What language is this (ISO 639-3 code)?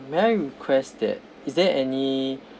eng